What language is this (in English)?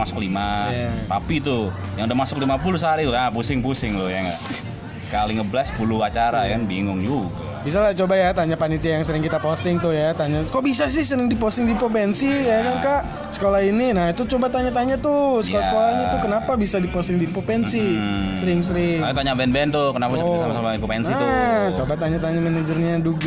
Indonesian